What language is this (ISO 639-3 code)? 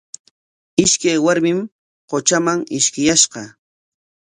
qwa